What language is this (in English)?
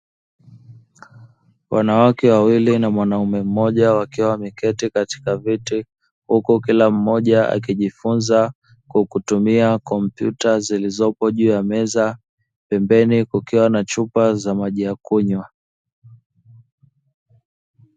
Swahili